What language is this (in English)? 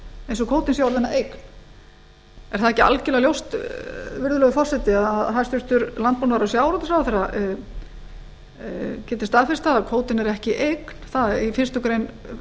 Icelandic